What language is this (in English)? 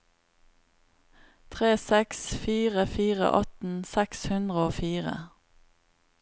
Norwegian